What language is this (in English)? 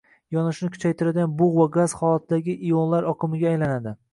Uzbek